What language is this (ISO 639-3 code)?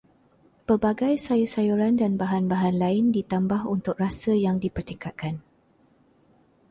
msa